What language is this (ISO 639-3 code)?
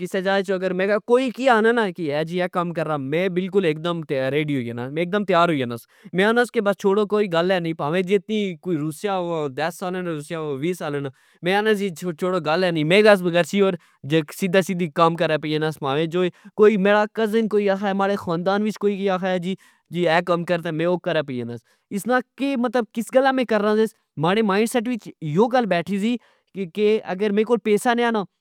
phr